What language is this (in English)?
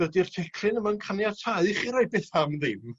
Welsh